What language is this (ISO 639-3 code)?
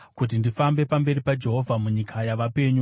sna